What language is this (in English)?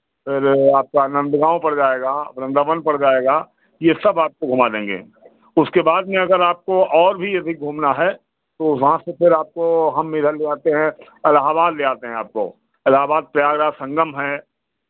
Hindi